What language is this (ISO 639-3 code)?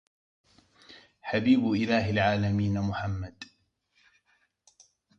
ara